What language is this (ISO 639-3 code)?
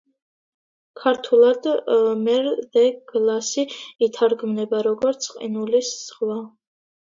kat